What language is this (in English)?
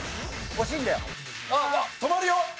Japanese